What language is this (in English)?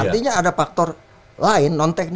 Indonesian